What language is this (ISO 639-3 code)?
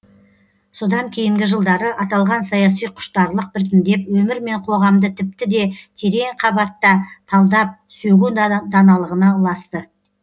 kaz